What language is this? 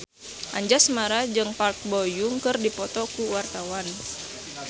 Sundanese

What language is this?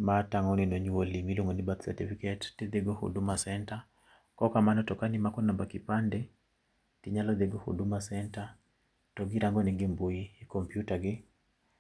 Luo (Kenya and Tanzania)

